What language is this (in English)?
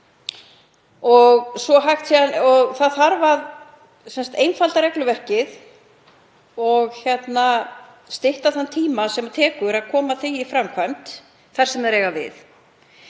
Icelandic